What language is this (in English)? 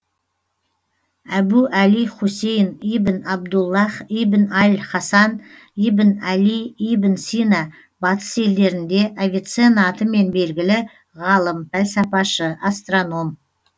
Kazakh